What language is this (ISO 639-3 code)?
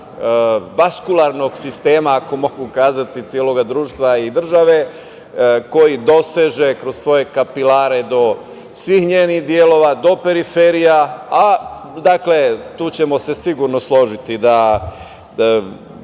srp